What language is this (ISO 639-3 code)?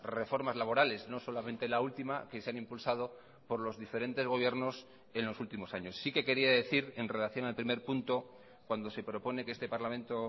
spa